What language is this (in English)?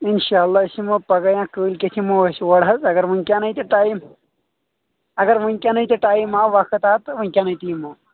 Kashmiri